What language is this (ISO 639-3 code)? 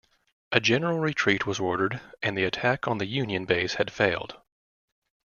eng